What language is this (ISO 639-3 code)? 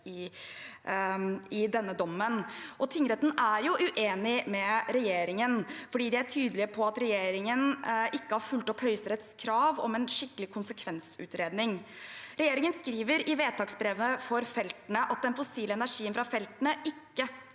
nor